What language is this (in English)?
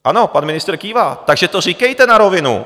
Czech